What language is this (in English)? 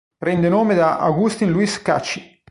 Italian